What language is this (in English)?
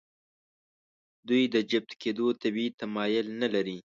Pashto